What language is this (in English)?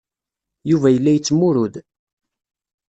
Kabyle